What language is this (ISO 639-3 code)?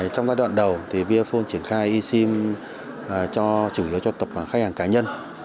vie